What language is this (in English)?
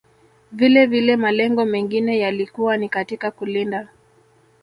Swahili